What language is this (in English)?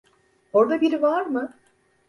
Turkish